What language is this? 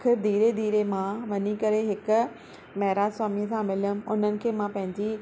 Sindhi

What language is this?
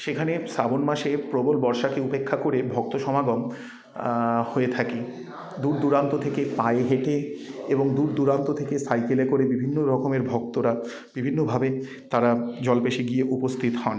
Bangla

